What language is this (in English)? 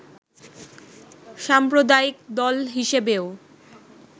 Bangla